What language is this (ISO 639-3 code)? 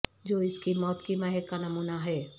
urd